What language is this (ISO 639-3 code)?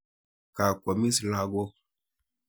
kln